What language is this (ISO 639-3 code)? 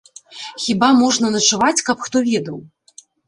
bel